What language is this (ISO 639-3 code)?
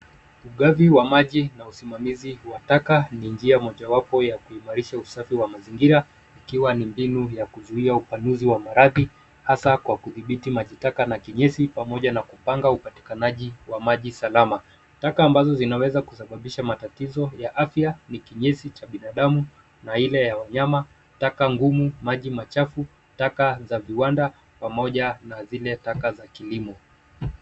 swa